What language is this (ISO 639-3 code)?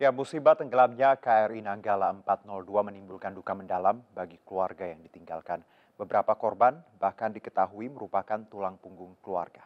ind